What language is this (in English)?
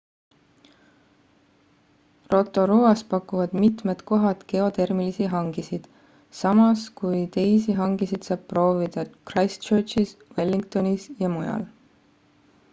Estonian